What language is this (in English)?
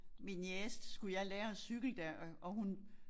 Danish